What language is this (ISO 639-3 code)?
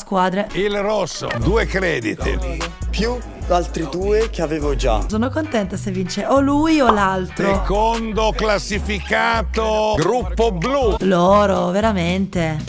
ita